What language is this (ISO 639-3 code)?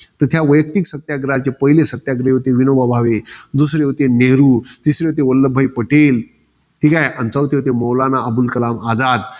mar